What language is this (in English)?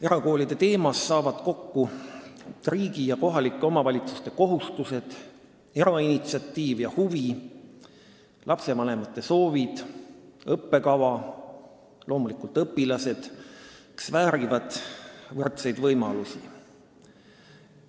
Estonian